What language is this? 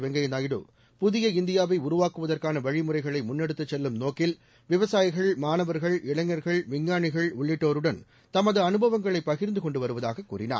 Tamil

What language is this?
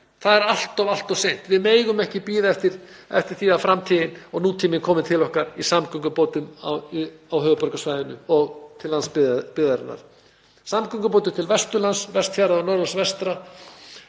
Icelandic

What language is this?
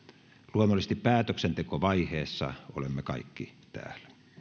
Finnish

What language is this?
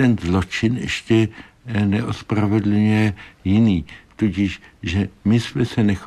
Czech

